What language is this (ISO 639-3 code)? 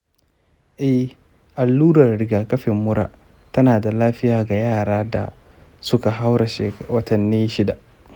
hau